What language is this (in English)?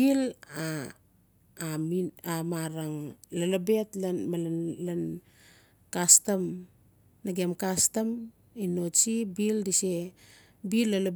Notsi